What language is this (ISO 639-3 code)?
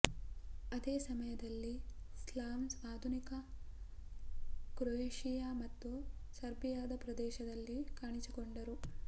kan